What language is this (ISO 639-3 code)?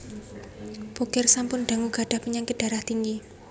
jav